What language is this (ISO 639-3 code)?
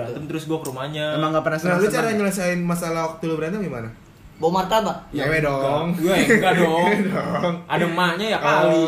ind